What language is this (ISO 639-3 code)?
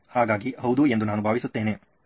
kan